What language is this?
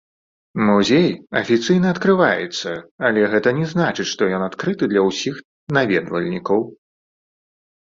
Belarusian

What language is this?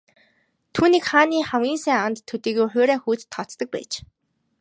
Mongolian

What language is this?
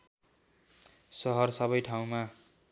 Nepali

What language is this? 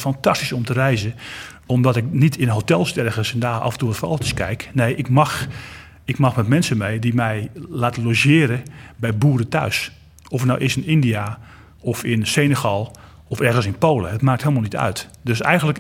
Dutch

